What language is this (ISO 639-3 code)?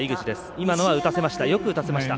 jpn